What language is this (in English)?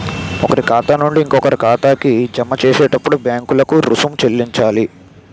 Telugu